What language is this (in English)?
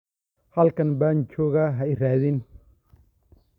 Somali